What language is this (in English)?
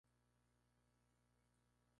Spanish